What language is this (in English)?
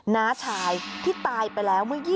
Thai